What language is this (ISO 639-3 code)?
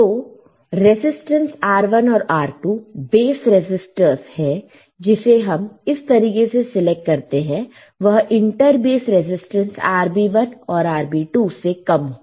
hin